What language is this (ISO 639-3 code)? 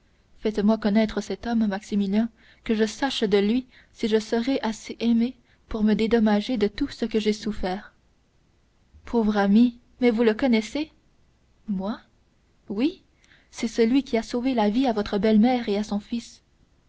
fra